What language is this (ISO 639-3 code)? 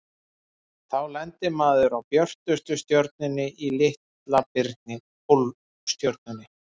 isl